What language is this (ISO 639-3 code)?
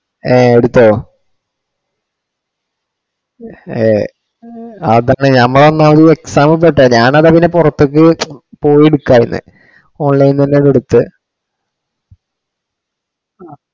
mal